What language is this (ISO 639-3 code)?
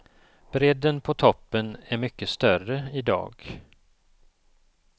swe